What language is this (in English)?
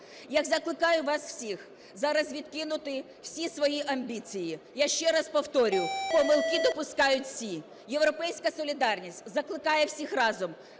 Ukrainian